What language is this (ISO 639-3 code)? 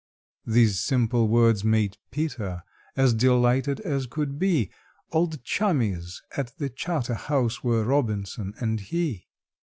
eng